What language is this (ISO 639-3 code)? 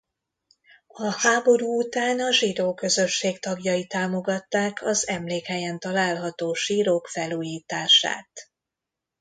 hun